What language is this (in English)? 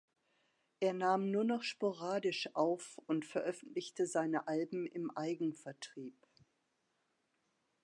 German